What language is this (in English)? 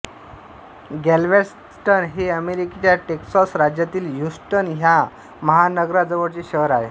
Marathi